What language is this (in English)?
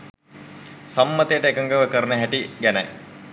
Sinhala